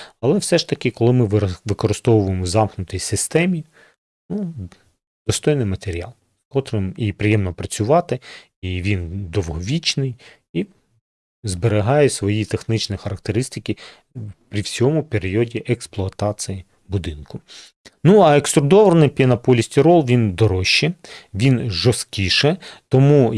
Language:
Ukrainian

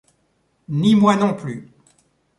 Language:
French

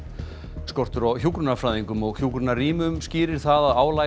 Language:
Icelandic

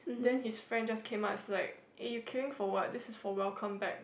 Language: English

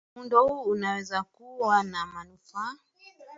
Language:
Swahili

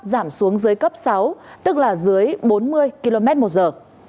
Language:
Vietnamese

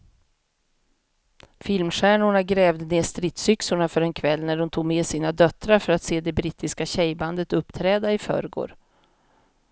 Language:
Swedish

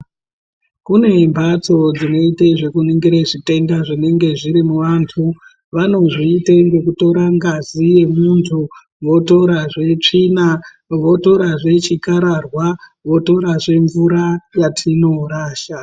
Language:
Ndau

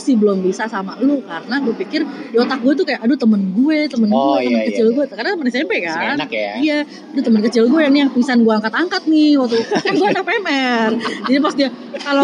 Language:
Indonesian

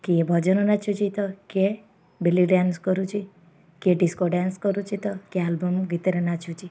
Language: Odia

